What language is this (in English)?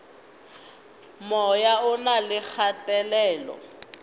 Northern Sotho